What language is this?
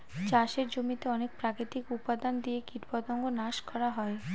Bangla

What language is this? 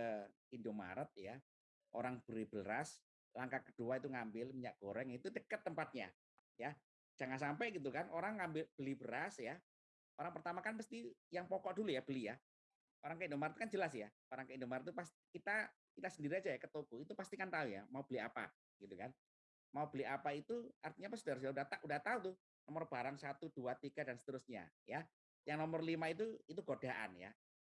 Indonesian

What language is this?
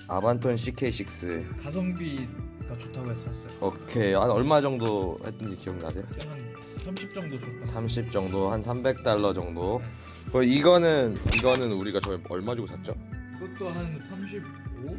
Korean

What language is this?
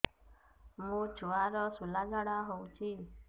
Odia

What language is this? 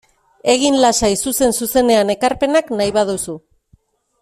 Basque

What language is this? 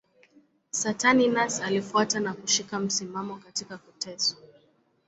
Swahili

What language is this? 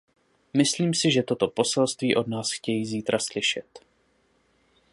Czech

